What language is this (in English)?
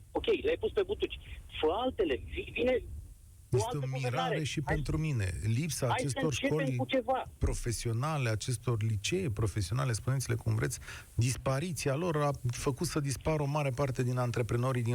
Romanian